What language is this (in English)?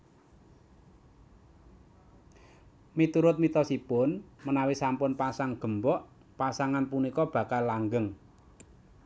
Javanese